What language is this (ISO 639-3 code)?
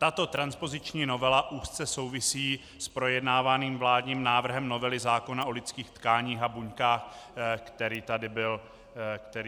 ces